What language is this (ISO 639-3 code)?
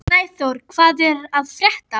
isl